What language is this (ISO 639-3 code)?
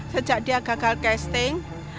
ind